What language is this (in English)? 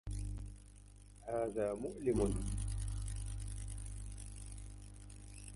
Arabic